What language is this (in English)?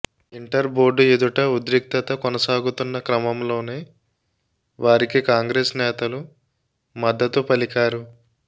Telugu